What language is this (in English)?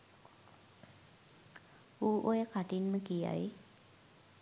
Sinhala